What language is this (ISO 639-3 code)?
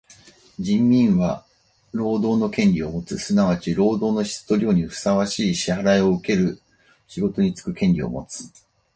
jpn